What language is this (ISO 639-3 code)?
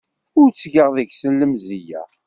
kab